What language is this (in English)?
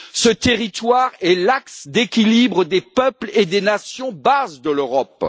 French